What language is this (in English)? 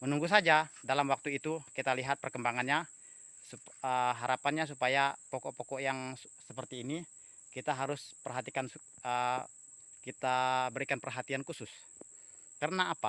Indonesian